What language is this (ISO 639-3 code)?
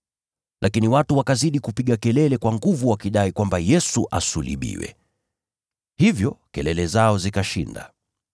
swa